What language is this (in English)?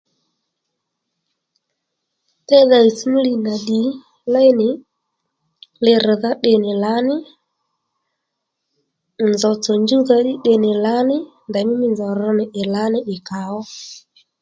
Lendu